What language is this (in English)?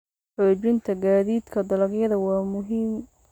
Somali